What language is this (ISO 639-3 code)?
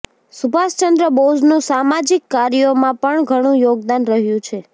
guj